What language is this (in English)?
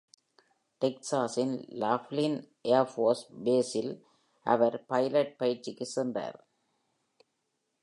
Tamil